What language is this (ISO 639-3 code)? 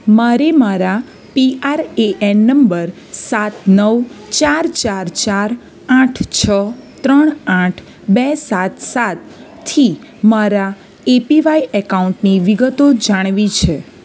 guj